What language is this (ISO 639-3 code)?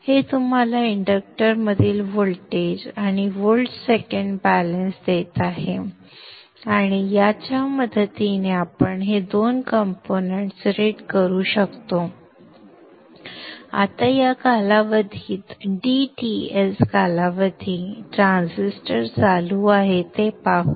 mar